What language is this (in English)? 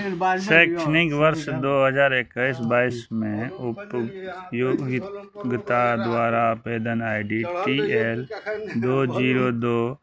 Maithili